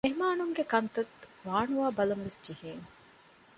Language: Divehi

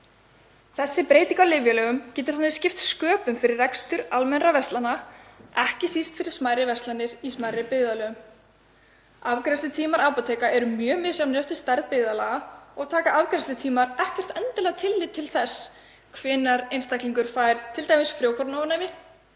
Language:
Icelandic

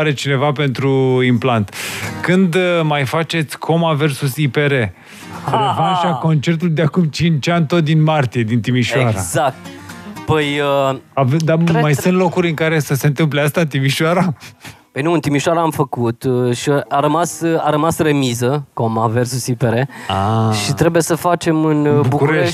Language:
Romanian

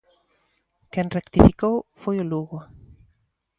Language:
Galician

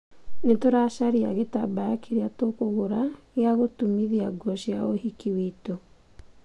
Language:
Kikuyu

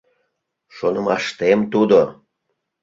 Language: Mari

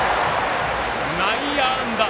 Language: Japanese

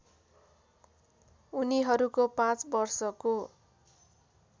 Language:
Nepali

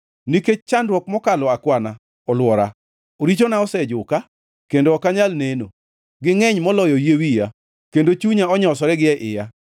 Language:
Luo (Kenya and Tanzania)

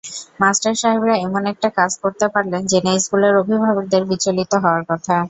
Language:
Bangla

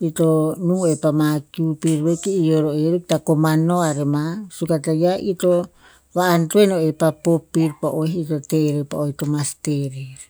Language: Tinputz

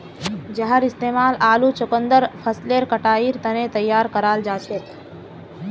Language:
Magahi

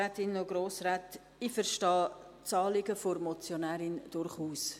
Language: Swiss German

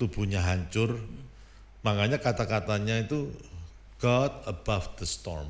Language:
Indonesian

